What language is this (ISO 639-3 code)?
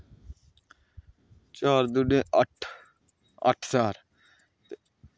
doi